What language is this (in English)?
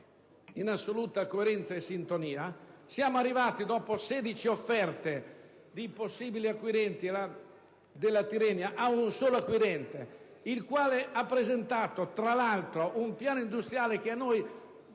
Italian